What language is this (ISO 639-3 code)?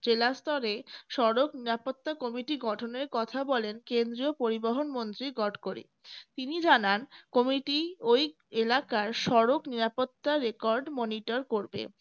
ben